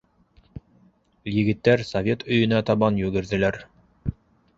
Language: Bashkir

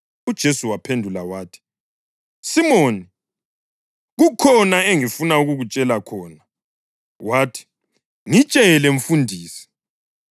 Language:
North Ndebele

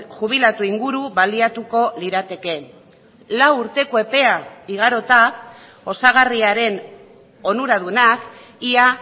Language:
Basque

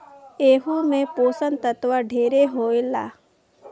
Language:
Bhojpuri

